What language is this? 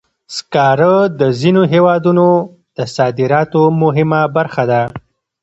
Pashto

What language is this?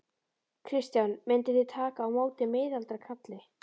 Icelandic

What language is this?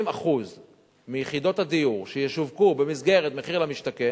Hebrew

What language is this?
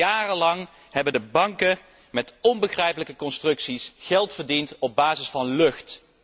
Dutch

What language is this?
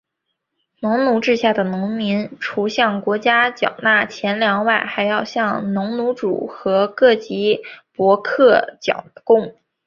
Chinese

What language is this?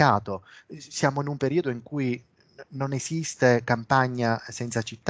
Italian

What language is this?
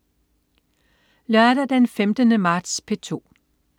Danish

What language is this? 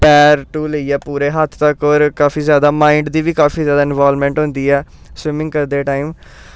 Dogri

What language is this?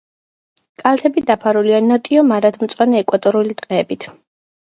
Georgian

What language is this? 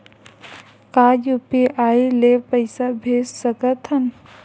Chhattisgarhi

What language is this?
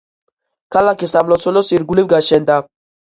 Georgian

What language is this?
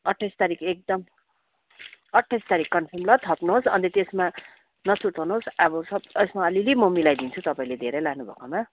Nepali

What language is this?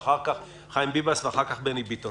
Hebrew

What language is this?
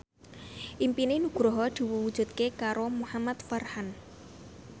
Javanese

